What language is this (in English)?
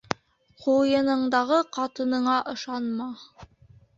Bashkir